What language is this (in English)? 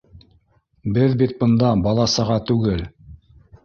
Bashkir